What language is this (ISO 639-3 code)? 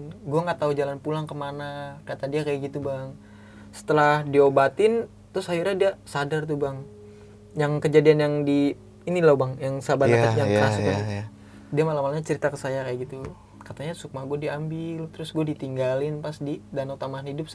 ind